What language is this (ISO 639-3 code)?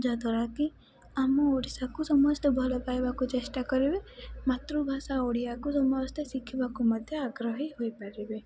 ori